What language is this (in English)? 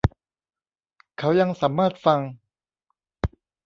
Thai